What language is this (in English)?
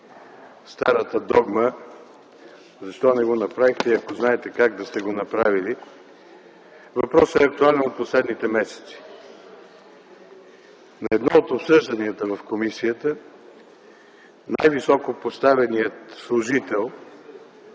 Bulgarian